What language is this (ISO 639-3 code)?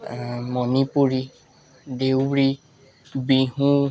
asm